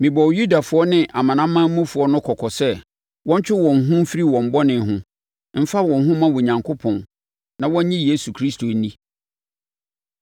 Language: Akan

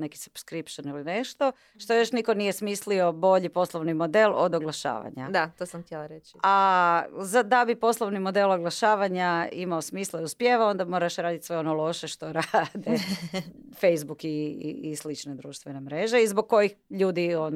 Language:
Croatian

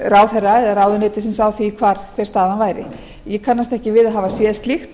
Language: Icelandic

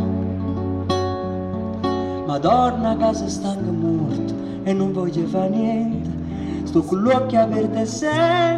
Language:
Italian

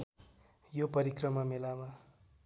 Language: Nepali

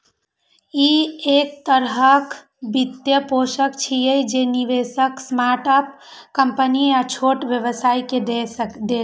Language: Maithili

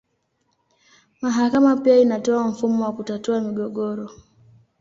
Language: Swahili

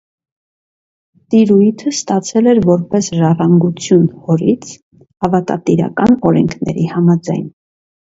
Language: Armenian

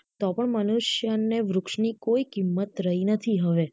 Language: Gujarati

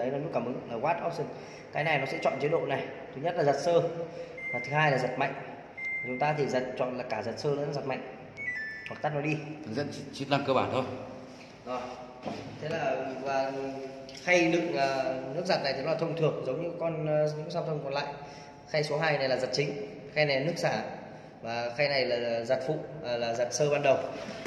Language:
Vietnamese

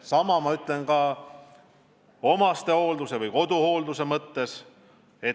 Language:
Estonian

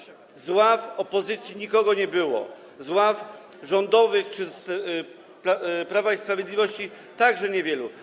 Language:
Polish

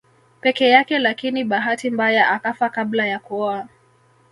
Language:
Swahili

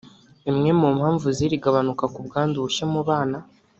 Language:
Kinyarwanda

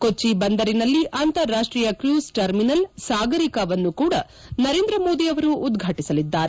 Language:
Kannada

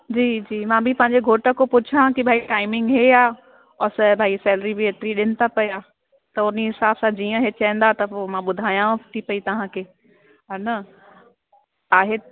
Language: Sindhi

